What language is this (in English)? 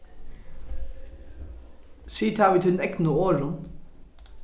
Faroese